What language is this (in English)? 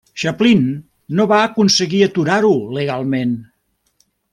Catalan